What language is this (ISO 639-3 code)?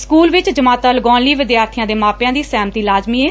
pan